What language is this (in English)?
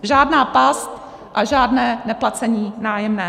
Czech